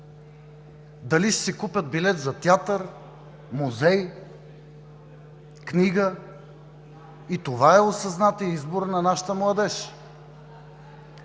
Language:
Bulgarian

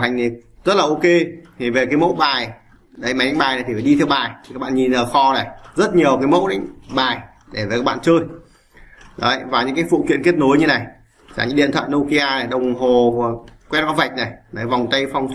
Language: Vietnamese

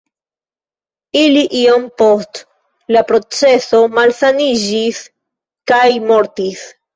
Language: Esperanto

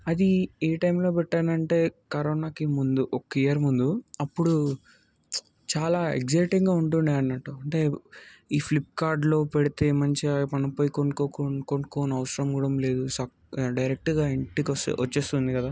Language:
Telugu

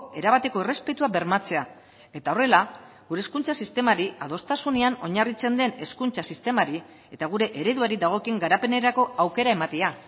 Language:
Basque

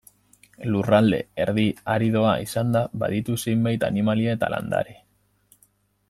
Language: Basque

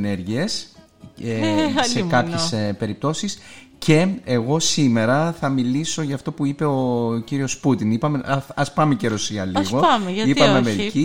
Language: Greek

